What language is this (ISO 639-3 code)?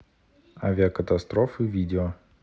rus